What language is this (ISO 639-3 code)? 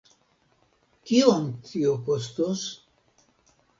epo